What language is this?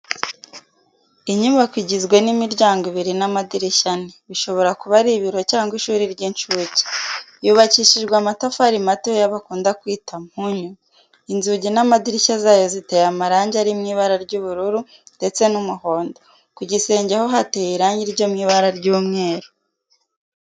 Kinyarwanda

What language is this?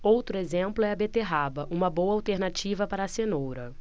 Portuguese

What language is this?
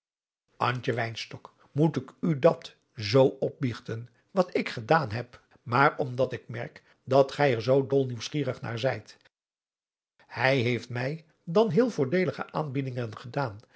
Dutch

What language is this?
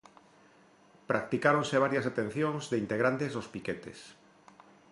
Galician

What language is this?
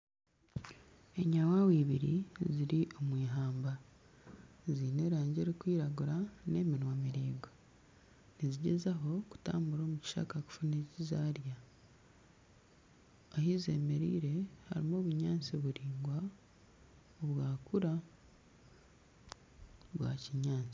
Nyankole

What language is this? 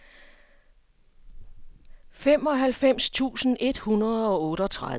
Danish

